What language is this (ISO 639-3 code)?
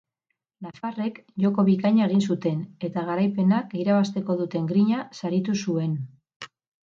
eus